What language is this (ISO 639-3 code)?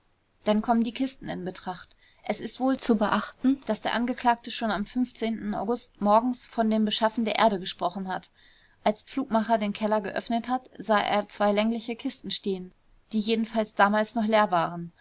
deu